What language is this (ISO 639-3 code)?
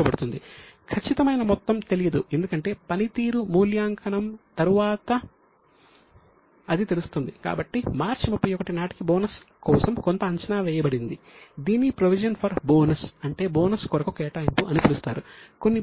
tel